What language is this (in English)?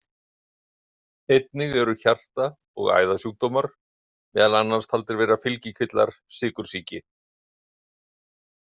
Icelandic